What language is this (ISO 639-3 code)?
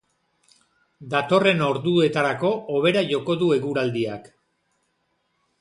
eus